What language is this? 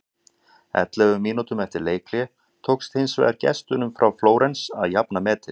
Icelandic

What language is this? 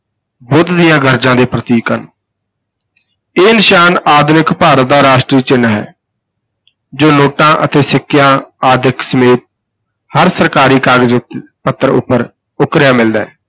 Punjabi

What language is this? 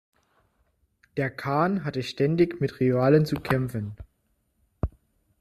German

